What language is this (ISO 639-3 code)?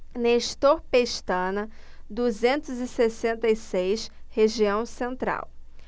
por